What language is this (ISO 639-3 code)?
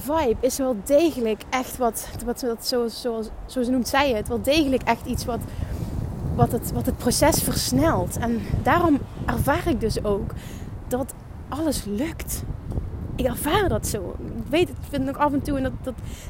nld